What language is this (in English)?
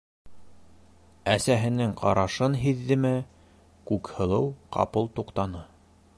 Bashkir